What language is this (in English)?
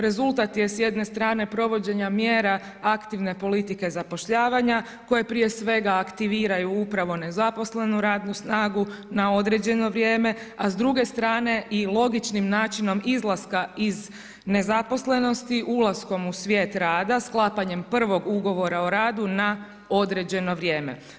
Croatian